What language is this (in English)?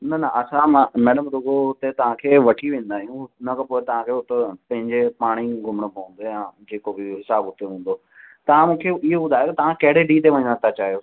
Sindhi